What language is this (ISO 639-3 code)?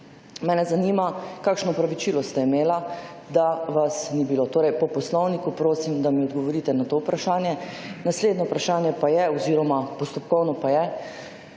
slv